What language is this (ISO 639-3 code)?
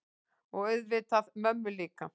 isl